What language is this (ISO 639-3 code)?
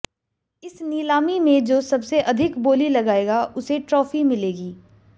hin